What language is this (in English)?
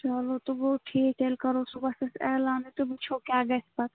Kashmiri